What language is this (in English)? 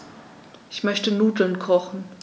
German